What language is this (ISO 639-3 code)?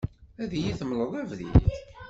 kab